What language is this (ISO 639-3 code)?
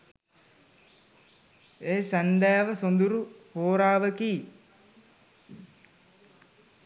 sin